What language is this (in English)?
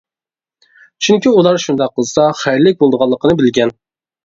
Uyghur